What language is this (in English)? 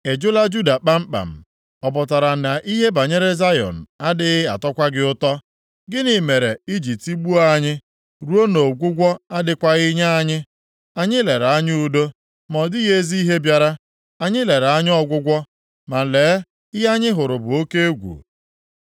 Igbo